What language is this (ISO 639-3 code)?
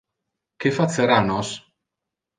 ina